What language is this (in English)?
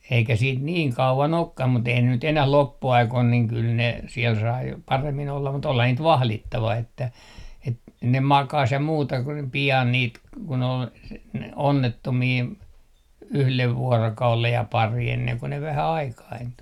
Finnish